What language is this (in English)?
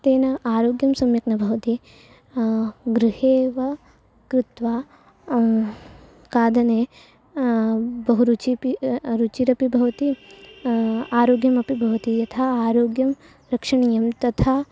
Sanskrit